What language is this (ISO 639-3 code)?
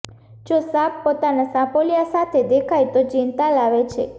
guj